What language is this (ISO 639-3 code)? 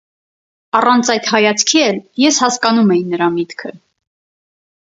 hye